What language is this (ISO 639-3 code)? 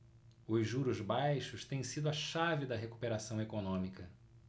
por